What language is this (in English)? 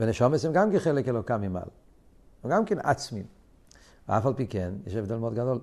Hebrew